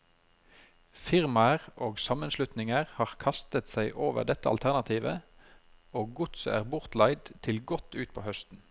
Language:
Norwegian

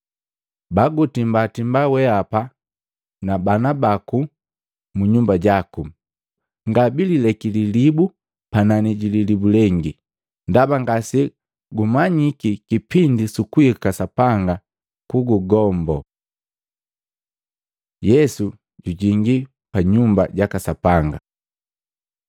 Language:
Matengo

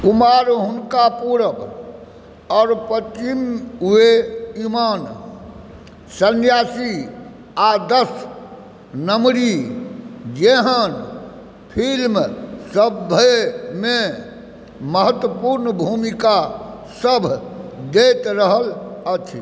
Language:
Maithili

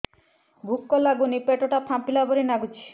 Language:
Odia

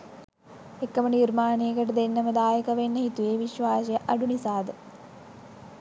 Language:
Sinhala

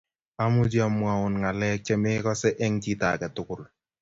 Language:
Kalenjin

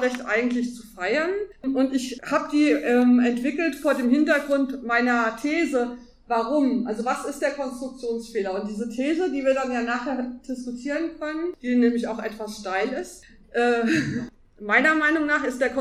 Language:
German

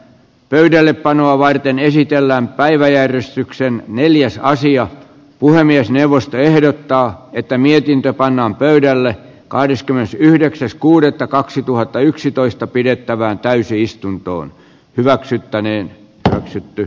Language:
Finnish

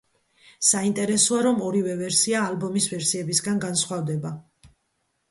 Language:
Georgian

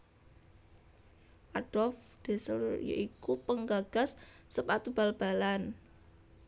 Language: Javanese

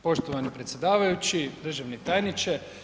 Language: Croatian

